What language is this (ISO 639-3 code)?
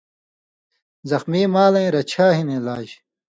mvy